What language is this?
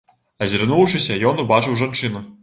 Belarusian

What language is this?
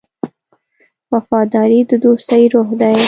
Pashto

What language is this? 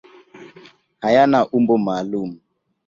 Swahili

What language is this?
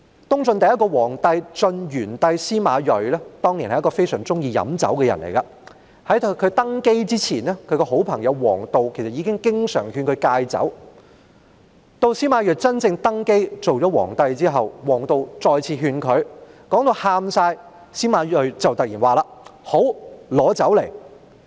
Cantonese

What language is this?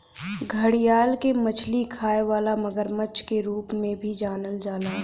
Bhojpuri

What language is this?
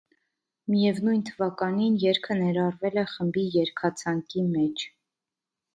Armenian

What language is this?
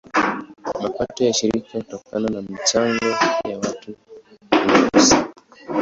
Swahili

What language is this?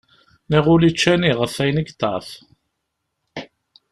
Kabyle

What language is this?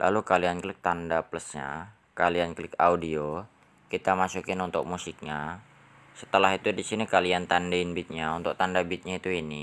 Indonesian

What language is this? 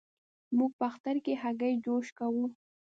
Pashto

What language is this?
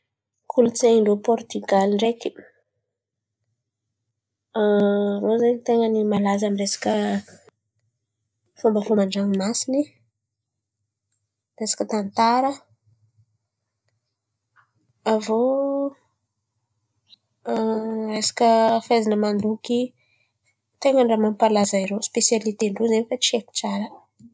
Antankarana Malagasy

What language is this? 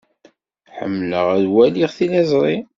Kabyle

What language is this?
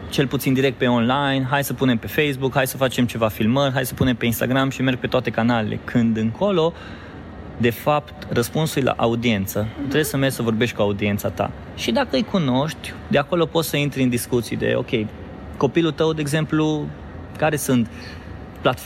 Romanian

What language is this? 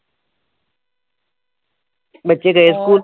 Punjabi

